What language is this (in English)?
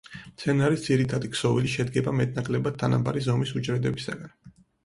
Georgian